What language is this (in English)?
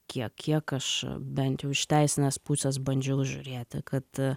Lithuanian